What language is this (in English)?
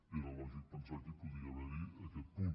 Catalan